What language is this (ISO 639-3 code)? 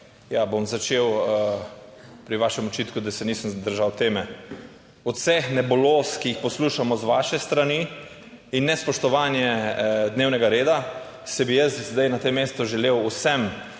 slv